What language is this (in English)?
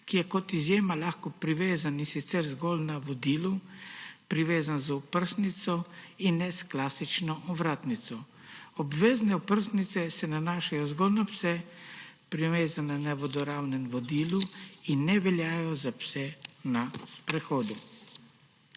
Slovenian